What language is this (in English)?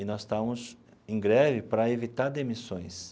Portuguese